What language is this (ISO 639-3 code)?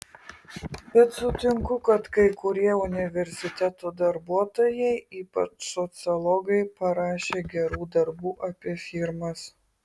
lit